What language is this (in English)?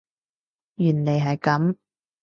Cantonese